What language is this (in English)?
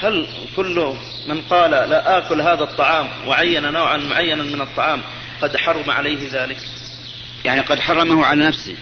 Arabic